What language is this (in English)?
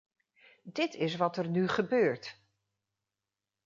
Dutch